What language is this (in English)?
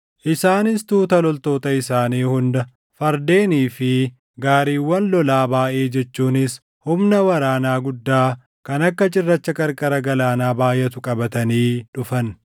Oromo